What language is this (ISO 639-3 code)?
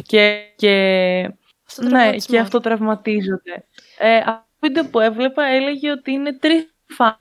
ell